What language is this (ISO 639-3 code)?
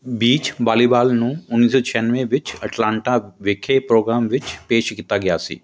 pan